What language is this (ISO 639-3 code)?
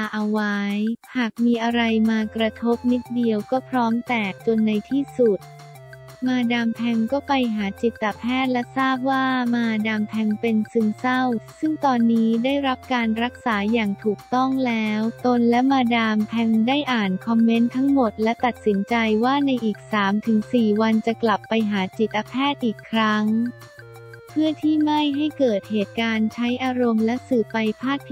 tha